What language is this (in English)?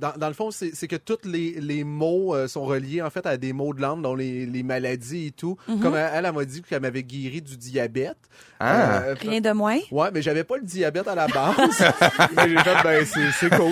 French